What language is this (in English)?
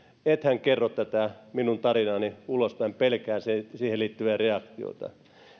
Finnish